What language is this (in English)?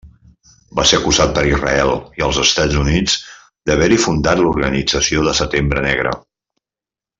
Catalan